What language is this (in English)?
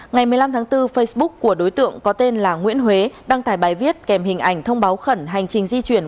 Vietnamese